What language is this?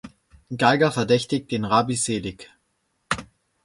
German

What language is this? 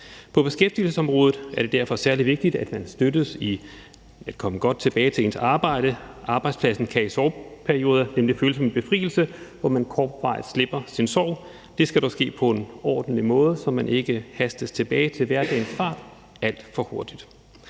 Danish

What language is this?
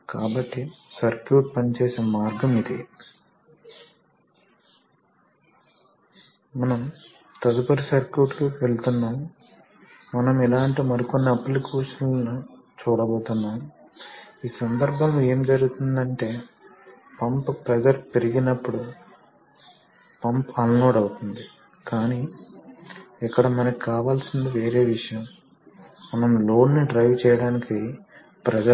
Telugu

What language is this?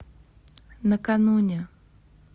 Russian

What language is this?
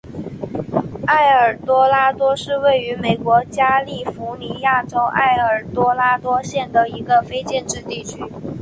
Chinese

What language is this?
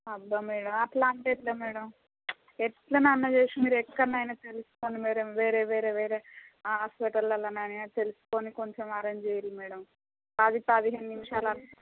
Telugu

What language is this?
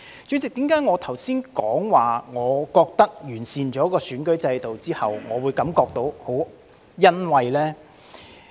Cantonese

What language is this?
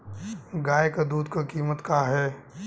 Bhojpuri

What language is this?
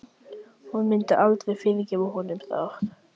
Icelandic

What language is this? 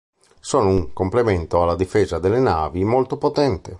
Italian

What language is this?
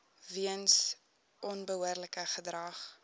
Afrikaans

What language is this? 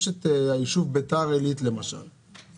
Hebrew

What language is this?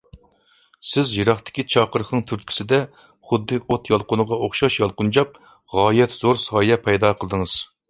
Uyghur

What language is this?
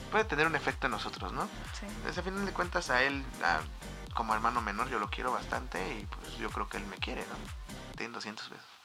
Spanish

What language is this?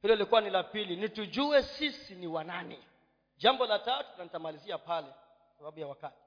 Swahili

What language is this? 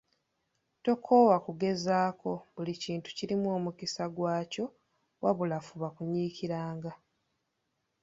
Ganda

